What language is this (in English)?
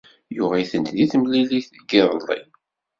Kabyle